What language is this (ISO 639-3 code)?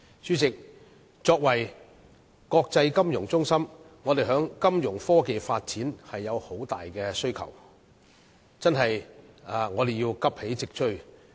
yue